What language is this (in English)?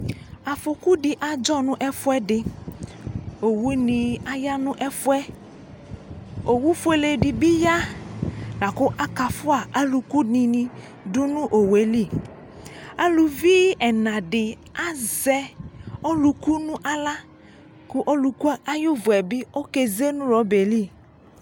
Ikposo